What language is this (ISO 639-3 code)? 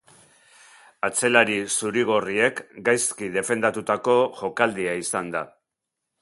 eus